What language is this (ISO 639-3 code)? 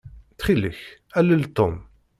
kab